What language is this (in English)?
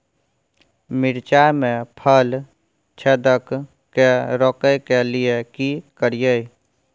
Maithili